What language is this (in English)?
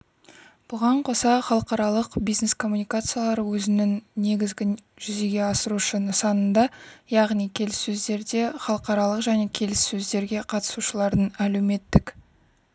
Kazakh